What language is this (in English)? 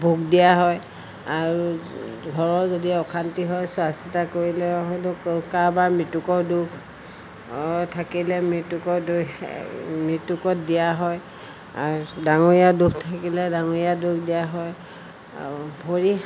Assamese